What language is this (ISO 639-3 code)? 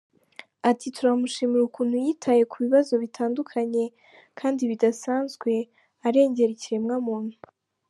kin